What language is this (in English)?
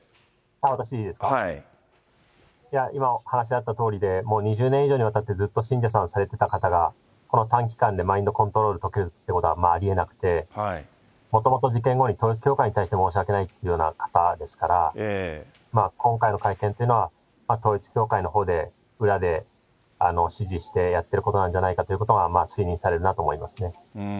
Japanese